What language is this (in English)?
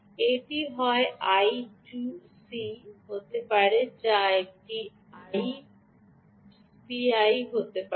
Bangla